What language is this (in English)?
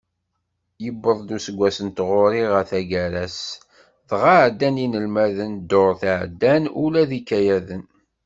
Kabyle